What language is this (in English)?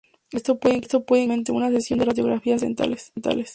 Spanish